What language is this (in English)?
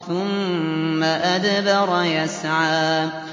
Arabic